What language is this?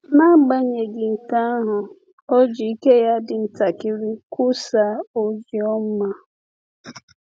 Igbo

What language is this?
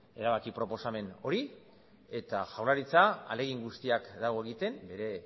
Basque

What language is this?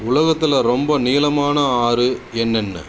Tamil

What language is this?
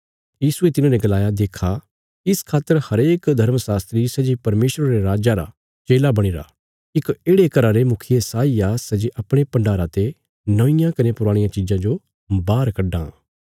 Bilaspuri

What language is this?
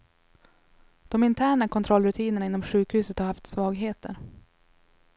Swedish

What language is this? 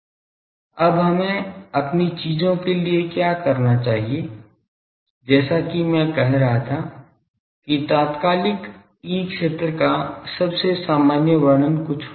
Hindi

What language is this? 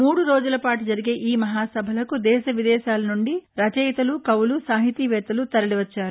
Telugu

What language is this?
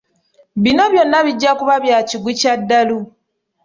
Ganda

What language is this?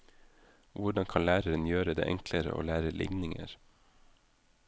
Norwegian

